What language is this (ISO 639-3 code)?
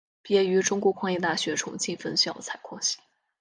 zho